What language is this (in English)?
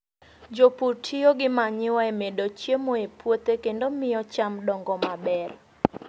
Luo (Kenya and Tanzania)